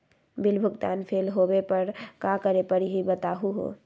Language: Magahi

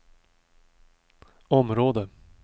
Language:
Swedish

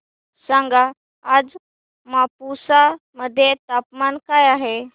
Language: Marathi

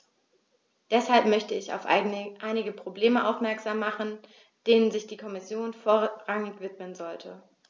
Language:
German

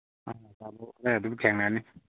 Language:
Manipuri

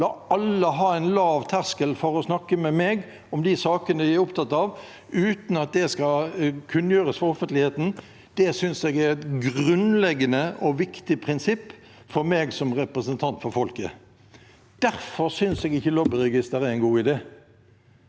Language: Norwegian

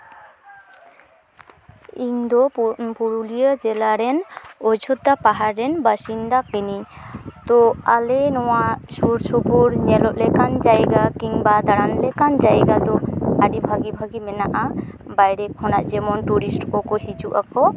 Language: Santali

